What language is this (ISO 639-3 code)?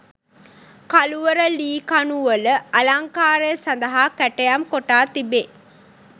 sin